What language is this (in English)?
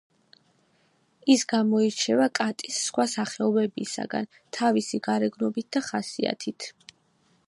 Georgian